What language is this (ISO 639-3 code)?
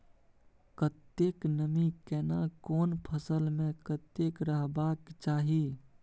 mai